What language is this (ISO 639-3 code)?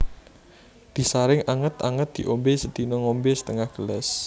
jav